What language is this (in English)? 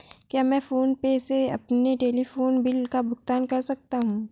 Hindi